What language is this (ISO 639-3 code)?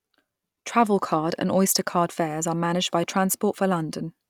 eng